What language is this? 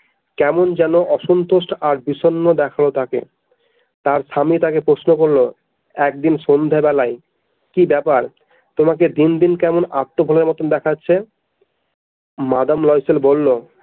Bangla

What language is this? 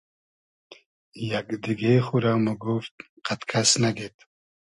Hazaragi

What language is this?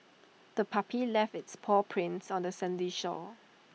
English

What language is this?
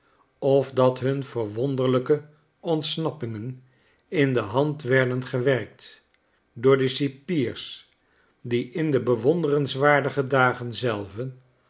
Dutch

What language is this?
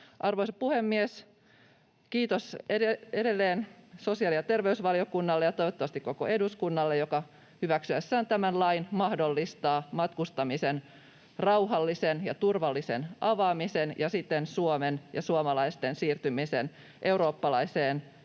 Finnish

